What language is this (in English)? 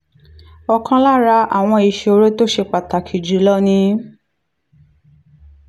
Yoruba